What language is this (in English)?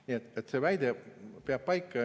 Estonian